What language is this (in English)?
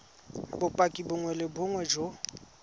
Tswana